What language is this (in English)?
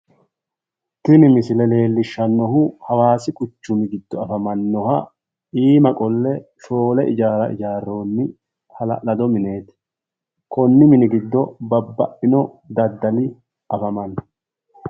Sidamo